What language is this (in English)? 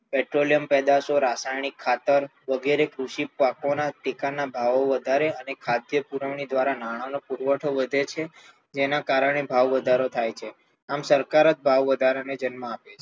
Gujarati